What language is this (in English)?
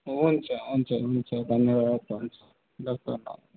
Nepali